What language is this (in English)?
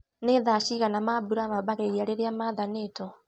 Kikuyu